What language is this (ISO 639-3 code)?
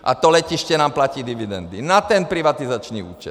ces